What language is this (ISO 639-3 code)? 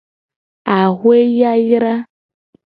gej